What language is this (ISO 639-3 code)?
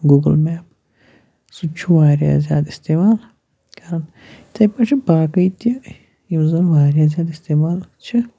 kas